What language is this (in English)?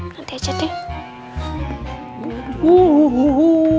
Indonesian